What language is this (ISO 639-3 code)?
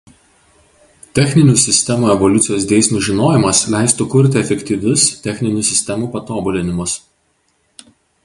lit